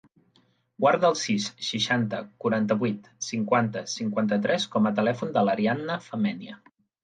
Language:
Catalan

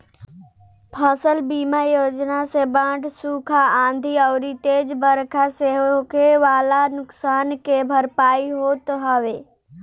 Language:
Bhojpuri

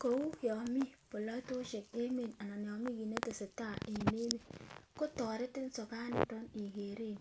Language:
Kalenjin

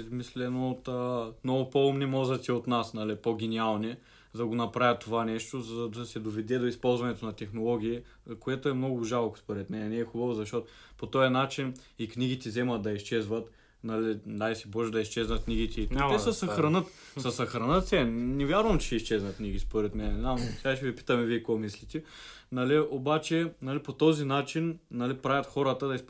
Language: Bulgarian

